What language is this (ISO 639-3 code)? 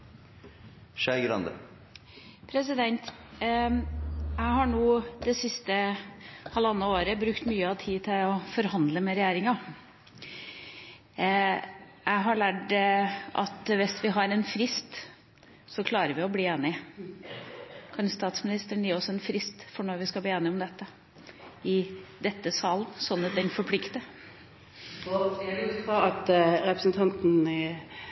nor